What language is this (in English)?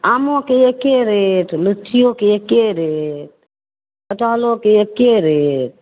Maithili